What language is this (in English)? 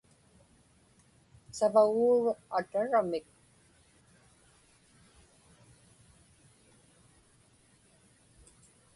Inupiaq